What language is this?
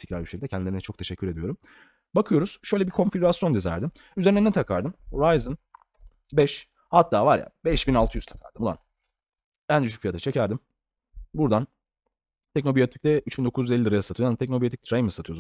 Turkish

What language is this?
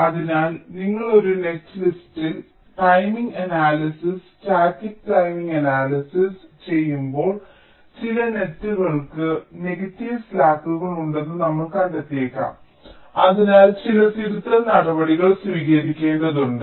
Malayalam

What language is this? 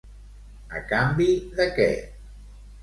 Catalan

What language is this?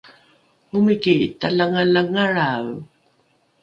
Rukai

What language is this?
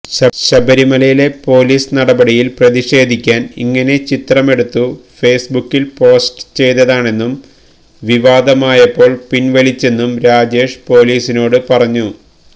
Malayalam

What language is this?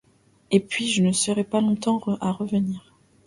French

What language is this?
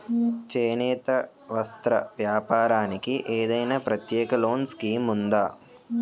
Telugu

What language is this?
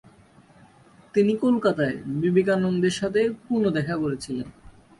Bangla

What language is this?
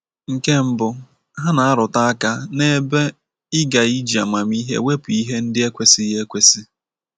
Igbo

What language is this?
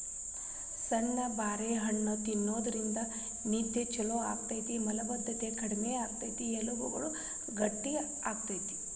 Kannada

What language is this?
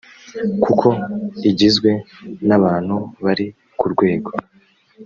Kinyarwanda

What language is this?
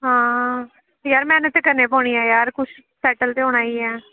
Dogri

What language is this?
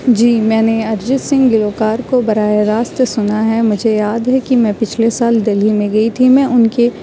Urdu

